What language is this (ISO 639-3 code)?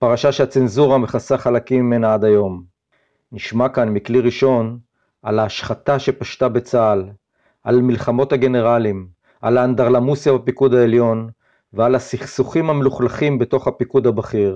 heb